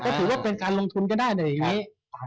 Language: Thai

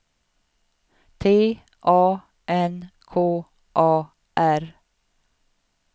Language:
Swedish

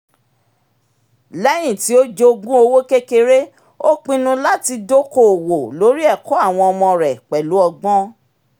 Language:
Yoruba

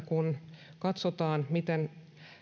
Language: Finnish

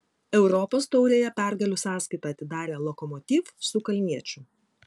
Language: Lithuanian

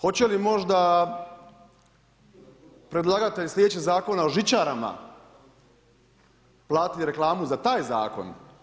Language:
Croatian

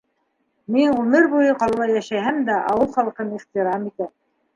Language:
Bashkir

